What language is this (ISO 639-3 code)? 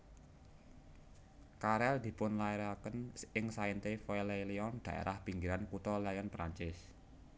jav